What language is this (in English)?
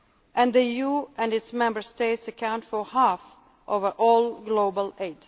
English